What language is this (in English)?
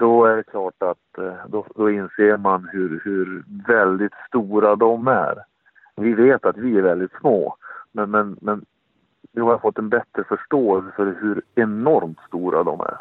Swedish